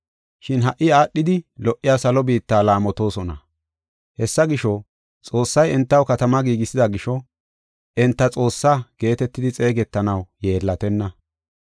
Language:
Gofa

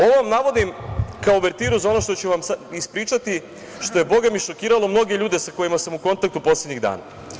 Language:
Serbian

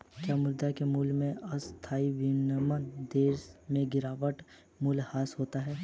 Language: Hindi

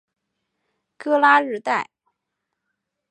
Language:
Chinese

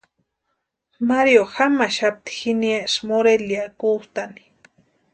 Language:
Western Highland Purepecha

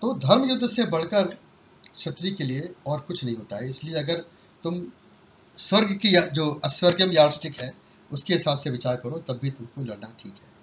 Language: Hindi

